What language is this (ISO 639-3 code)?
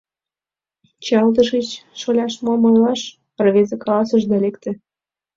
chm